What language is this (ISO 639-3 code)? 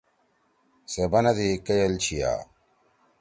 trw